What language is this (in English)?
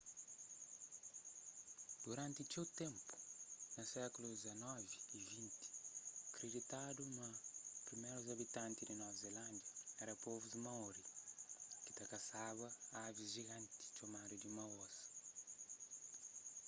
Kabuverdianu